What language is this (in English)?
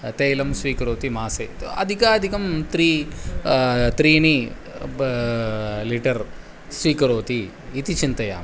Sanskrit